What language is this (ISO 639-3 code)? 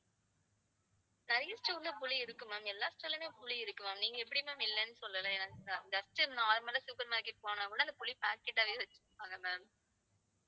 tam